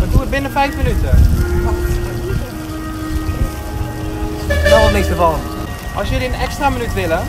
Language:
Dutch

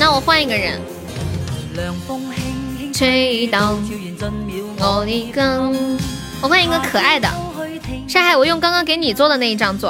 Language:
Chinese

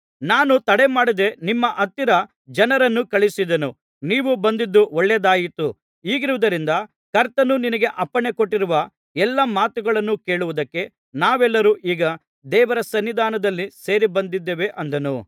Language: Kannada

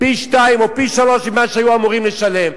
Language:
Hebrew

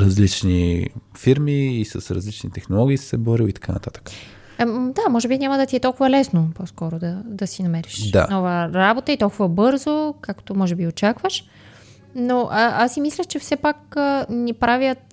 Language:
Bulgarian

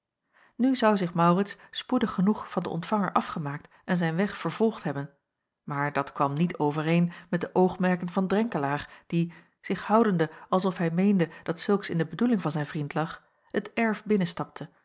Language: Dutch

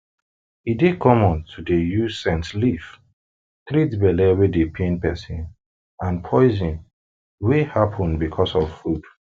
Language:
Nigerian Pidgin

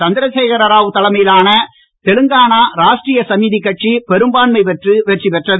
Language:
Tamil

